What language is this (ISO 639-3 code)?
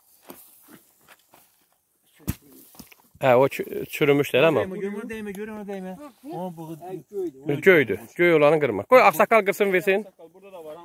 tur